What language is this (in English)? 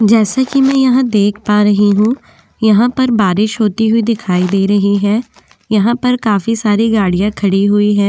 Hindi